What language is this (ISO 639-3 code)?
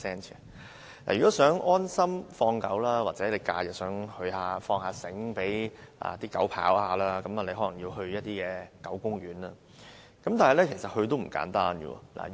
yue